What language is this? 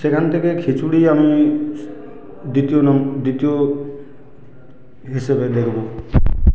Bangla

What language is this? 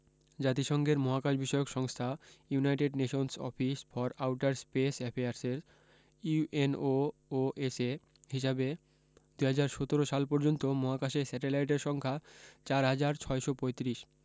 Bangla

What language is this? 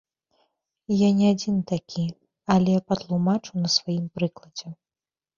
Belarusian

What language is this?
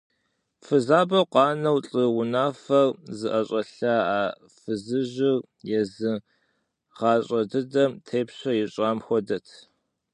Kabardian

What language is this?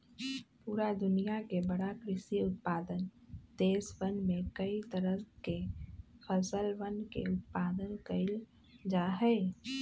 Magahi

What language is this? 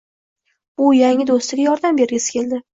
Uzbek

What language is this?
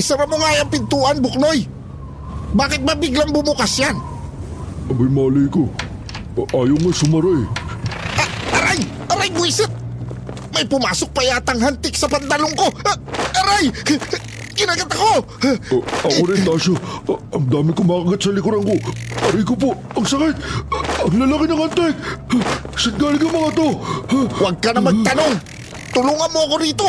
Filipino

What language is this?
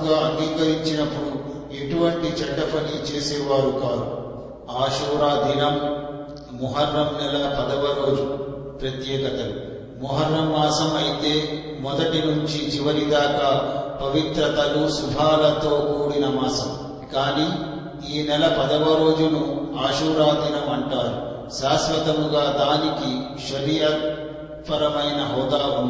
Telugu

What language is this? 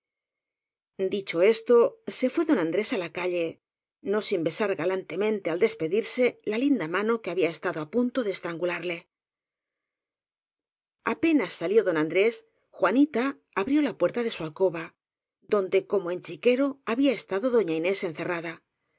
Spanish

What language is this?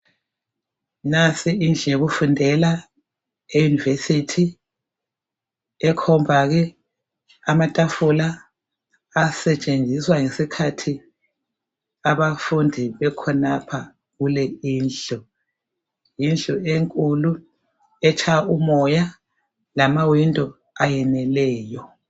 North Ndebele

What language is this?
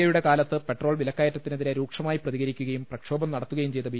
Malayalam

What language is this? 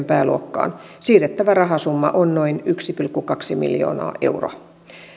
Finnish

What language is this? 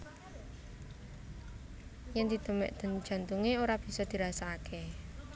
Javanese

